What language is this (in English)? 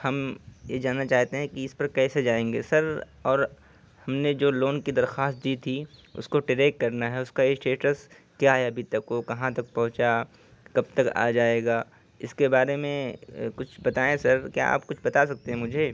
Urdu